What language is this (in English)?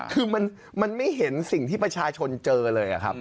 Thai